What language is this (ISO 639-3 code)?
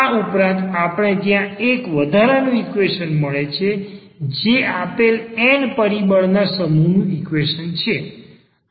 guj